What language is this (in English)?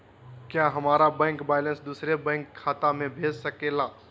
Magahi